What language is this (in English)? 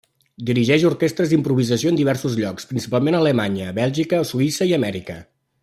Catalan